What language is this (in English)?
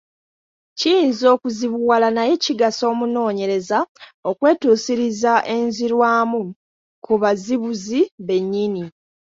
Ganda